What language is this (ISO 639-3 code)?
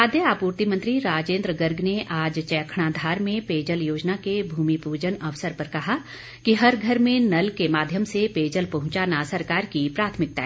hin